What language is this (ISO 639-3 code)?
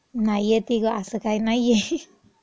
mar